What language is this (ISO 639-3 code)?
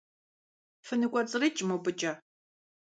kbd